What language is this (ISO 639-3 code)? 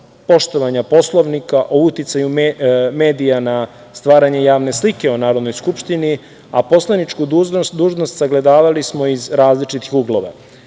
srp